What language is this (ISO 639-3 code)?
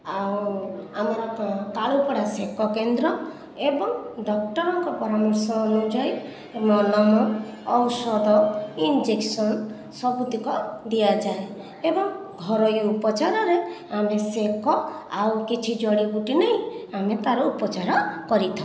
ori